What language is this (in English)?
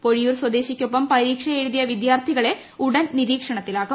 Malayalam